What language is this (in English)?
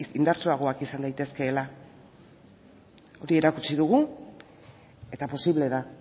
Basque